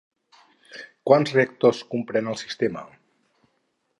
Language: Catalan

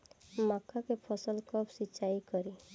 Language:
Bhojpuri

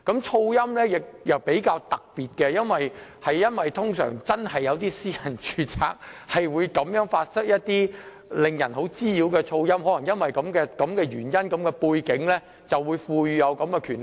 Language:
Cantonese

